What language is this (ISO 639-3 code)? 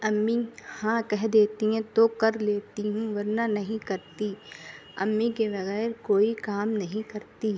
urd